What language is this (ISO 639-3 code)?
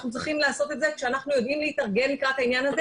heb